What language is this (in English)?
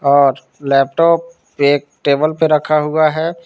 Hindi